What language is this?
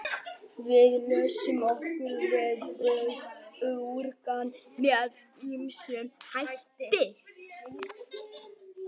Icelandic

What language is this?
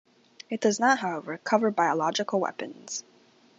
English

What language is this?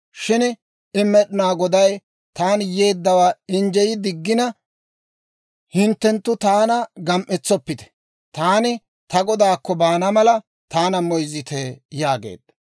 Dawro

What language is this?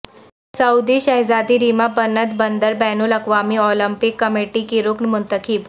Urdu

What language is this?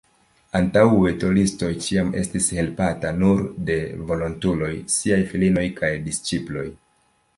Esperanto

